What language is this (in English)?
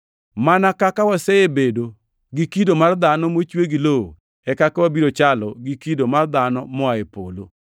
Luo (Kenya and Tanzania)